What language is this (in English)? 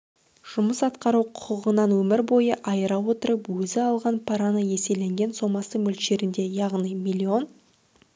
Kazakh